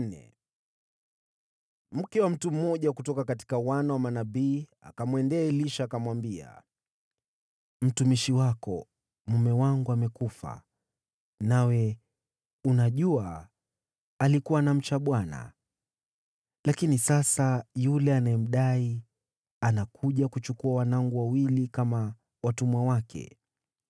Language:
Swahili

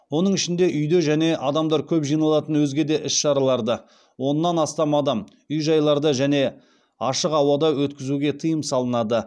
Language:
Kazakh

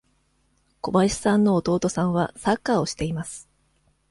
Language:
Japanese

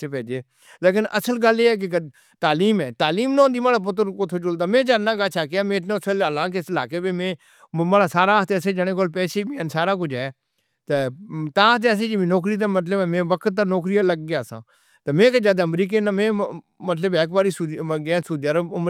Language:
Northern Hindko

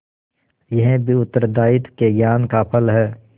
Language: Hindi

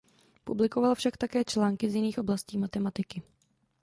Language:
Czech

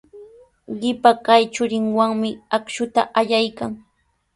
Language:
Sihuas Ancash Quechua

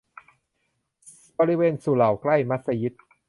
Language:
Thai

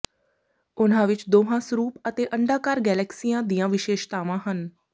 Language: Punjabi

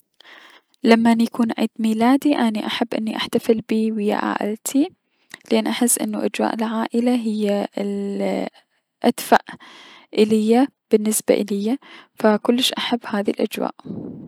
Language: Mesopotamian Arabic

